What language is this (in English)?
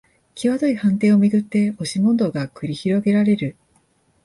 Japanese